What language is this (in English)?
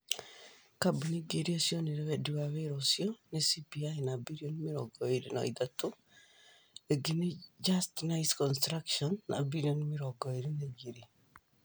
Kikuyu